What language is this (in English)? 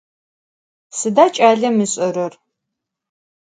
Adyghe